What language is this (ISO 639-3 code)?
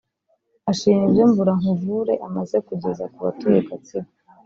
kin